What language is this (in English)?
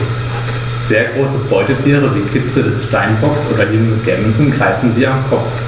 German